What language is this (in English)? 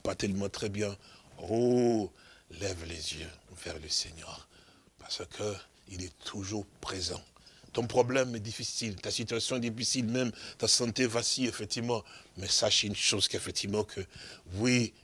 French